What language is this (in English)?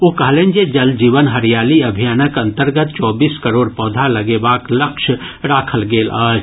Maithili